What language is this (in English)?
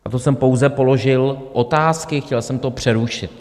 Czech